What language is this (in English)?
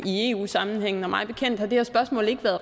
Danish